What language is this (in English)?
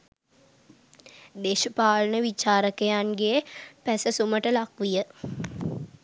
Sinhala